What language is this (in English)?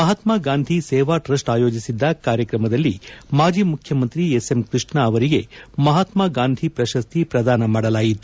Kannada